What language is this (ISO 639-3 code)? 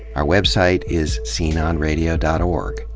eng